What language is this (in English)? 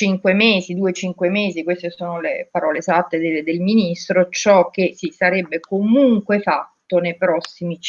Italian